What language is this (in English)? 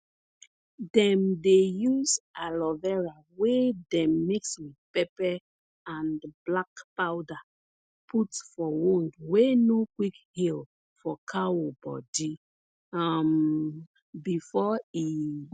Nigerian Pidgin